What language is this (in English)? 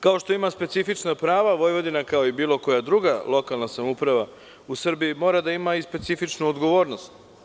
Serbian